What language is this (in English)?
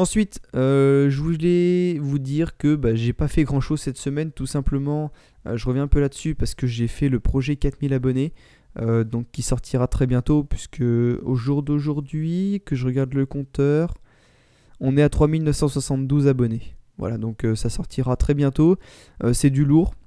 French